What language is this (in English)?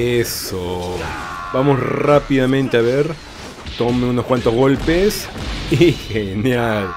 Spanish